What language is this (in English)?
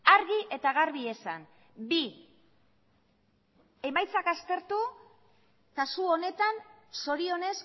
Basque